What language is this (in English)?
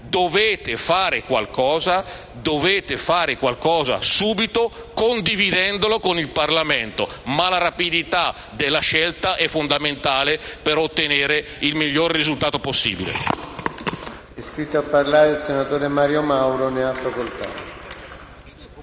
Italian